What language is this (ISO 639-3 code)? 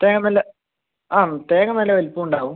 mal